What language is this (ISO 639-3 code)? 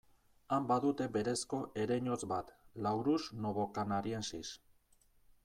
eus